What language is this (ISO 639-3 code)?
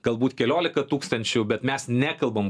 lit